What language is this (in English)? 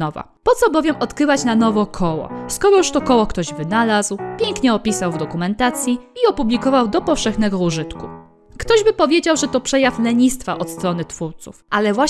Polish